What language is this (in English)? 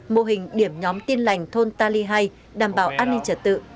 Vietnamese